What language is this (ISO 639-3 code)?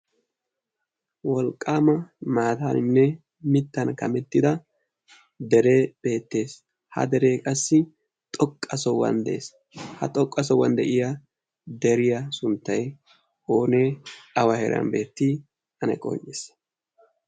wal